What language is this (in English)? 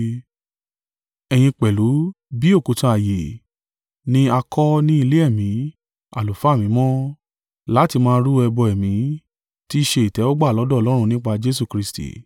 Yoruba